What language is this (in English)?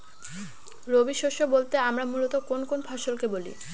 Bangla